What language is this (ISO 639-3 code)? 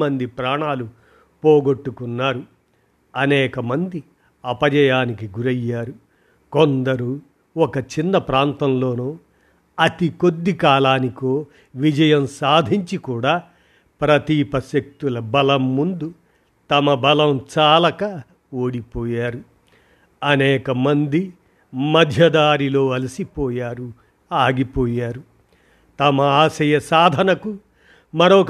tel